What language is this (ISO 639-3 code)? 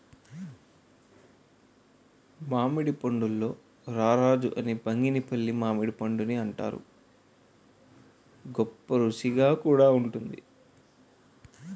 tel